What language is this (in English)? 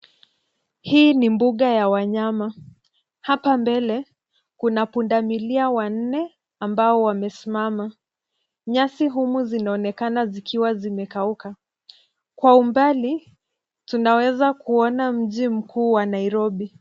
Swahili